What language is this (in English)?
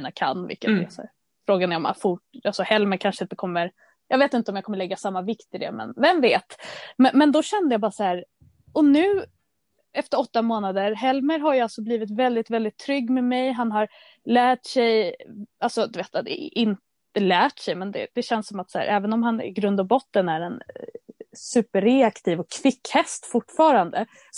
Swedish